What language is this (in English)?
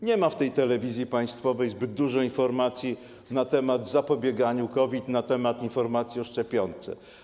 Polish